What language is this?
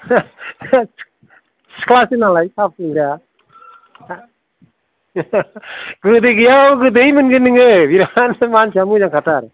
Bodo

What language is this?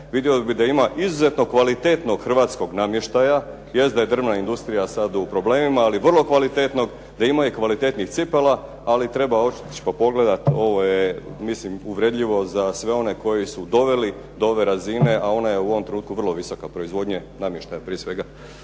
Croatian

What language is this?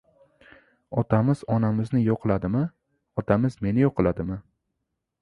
Uzbek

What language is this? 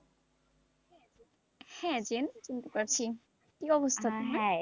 Bangla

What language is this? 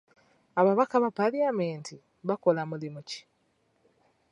Ganda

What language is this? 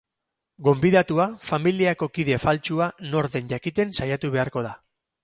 Basque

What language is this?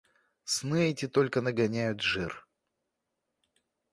Russian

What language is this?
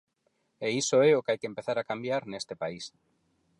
Galician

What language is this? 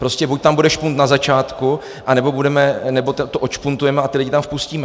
Czech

